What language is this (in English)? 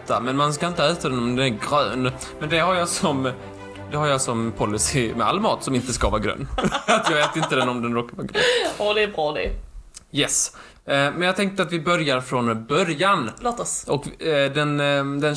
Swedish